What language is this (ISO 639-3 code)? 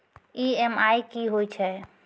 mai